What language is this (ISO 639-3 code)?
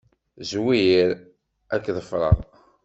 kab